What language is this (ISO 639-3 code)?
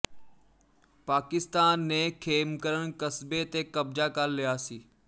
pan